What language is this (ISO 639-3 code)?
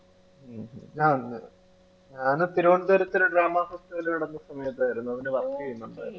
mal